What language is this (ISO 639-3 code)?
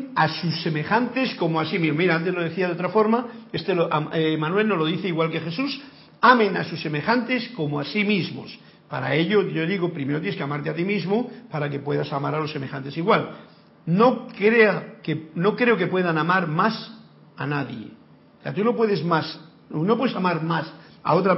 spa